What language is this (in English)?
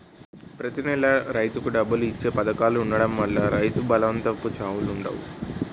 Telugu